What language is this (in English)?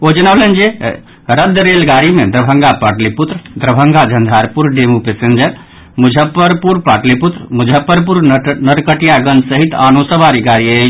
Maithili